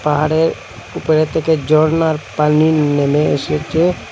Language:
Bangla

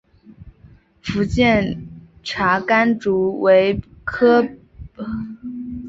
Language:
Chinese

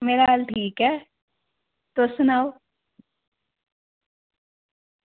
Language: Dogri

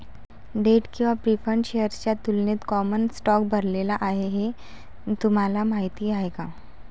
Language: Marathi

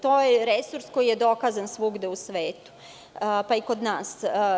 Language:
Serbian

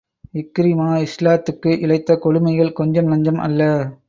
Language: Tamil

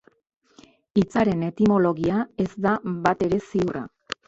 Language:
Basque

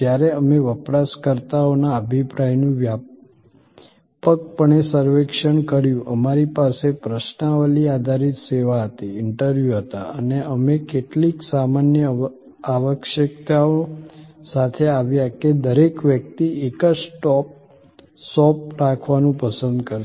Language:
Gujarati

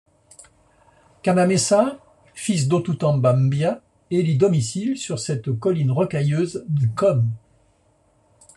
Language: French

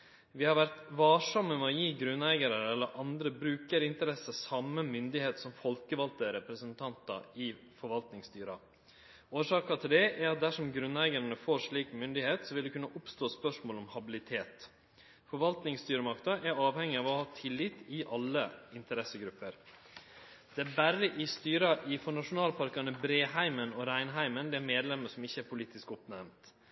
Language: Norwegian Nynorsk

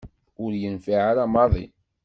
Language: Kabyle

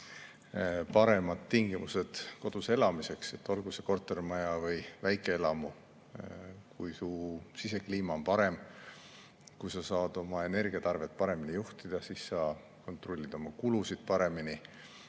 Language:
Estonian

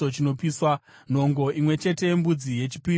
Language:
Shona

